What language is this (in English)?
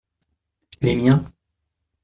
French